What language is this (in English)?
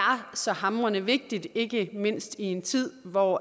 Danish